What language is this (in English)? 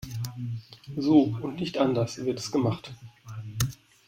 German